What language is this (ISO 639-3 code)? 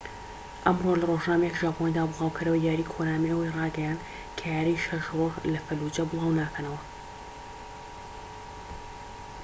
ckb